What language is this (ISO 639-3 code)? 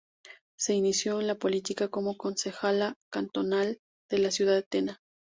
spa